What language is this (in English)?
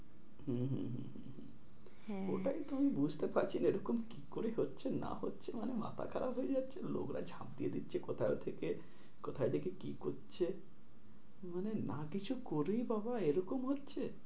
Bangla